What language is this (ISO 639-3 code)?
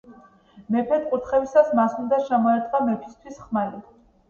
kat